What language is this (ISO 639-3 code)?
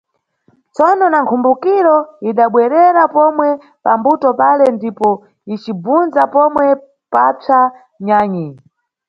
nyu